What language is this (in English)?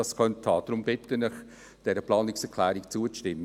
Swiss German